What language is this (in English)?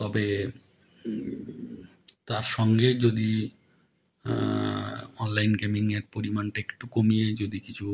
Bangla